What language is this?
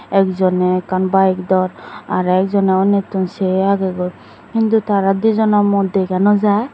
Chakma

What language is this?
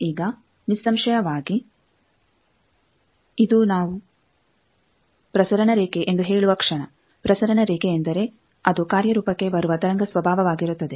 Kannada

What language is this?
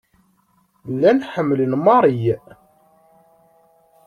Kabyle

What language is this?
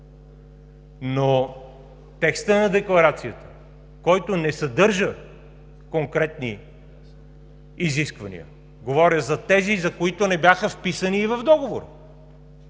Bulgarian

